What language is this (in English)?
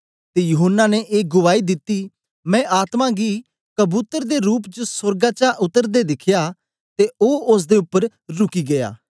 Dogri